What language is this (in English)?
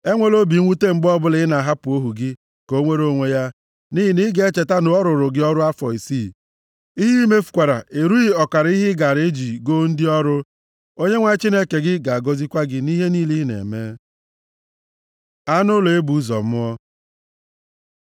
Igbo